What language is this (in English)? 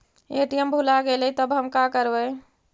Magahi